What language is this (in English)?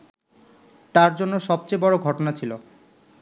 Bangla